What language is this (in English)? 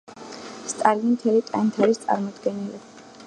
Georgian